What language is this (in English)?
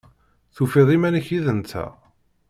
Kabyle